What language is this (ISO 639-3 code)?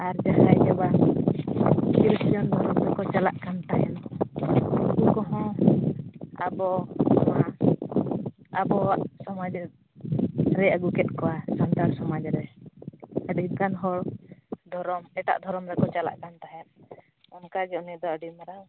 sat